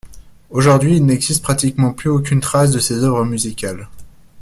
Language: French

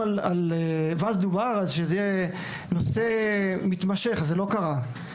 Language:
Hebrew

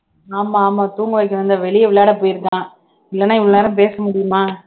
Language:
Tamil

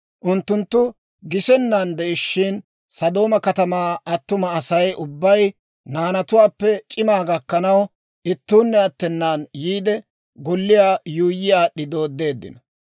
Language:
Dawro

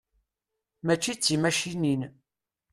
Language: Kabyle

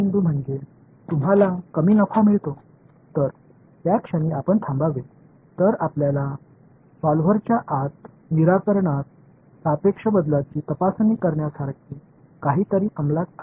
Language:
Tamil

